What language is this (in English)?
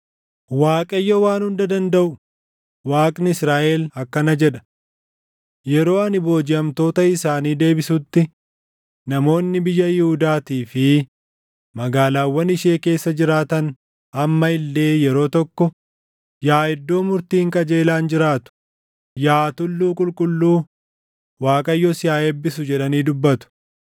Oromo